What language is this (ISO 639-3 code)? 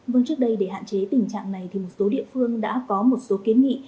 vie